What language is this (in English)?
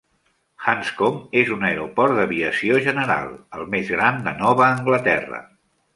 Catalan